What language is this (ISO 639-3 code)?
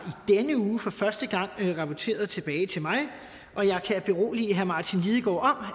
dan